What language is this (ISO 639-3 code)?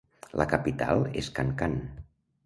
cat